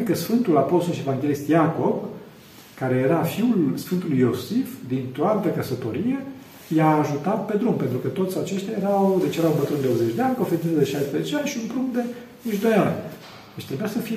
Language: Romanian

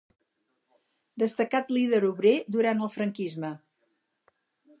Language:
Catalan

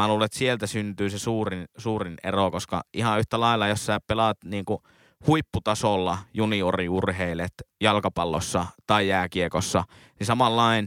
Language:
Finnish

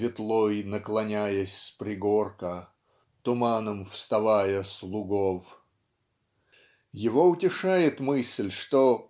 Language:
Russian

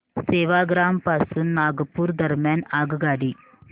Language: Marathi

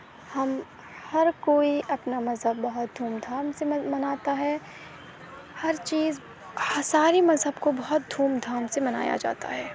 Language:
Urdu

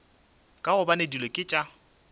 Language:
Northern Sotho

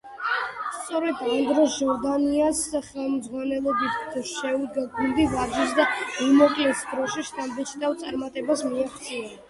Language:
Georgian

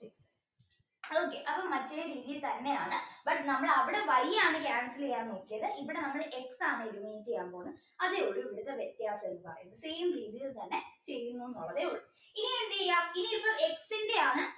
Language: Malayalam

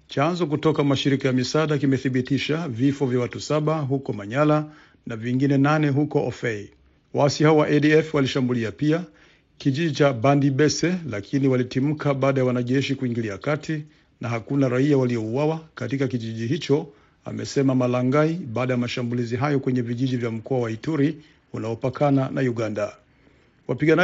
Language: Swahili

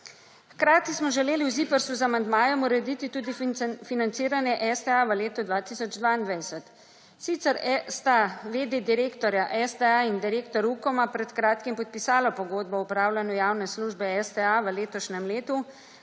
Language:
Slovenian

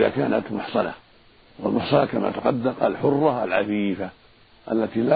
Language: Arabic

